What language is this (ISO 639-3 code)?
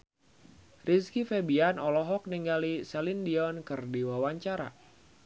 sun